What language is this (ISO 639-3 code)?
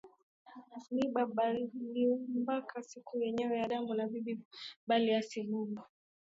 swa